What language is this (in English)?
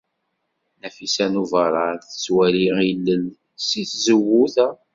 Kabyle